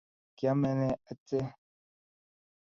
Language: Kalenjin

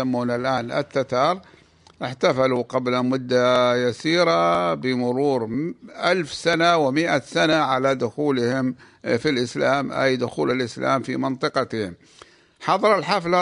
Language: Arabic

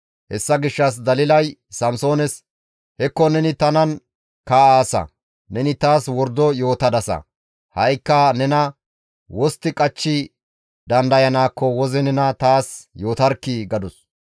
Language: Gamo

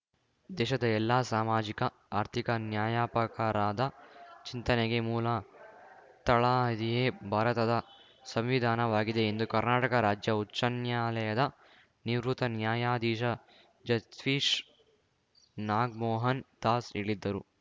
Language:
Kannada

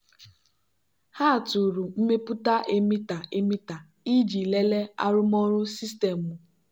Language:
Igbo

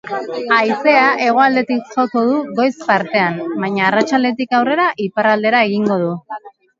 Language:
Basque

